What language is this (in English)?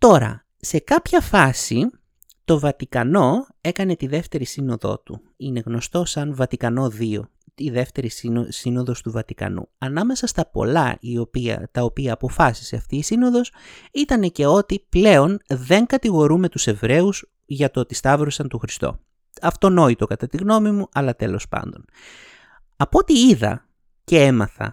Greek